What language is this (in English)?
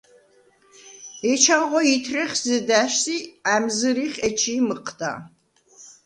Svan